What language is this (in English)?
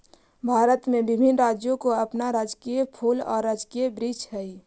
Magahi